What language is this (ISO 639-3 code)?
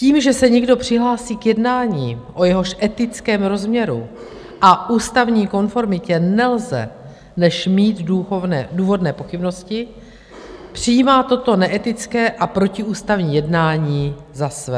ces